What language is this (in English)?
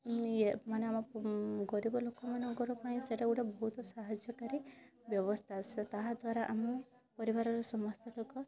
Odia